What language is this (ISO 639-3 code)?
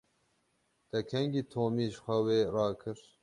kur